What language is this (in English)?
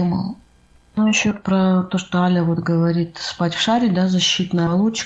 Russian